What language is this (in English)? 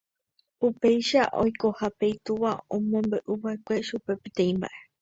Guarani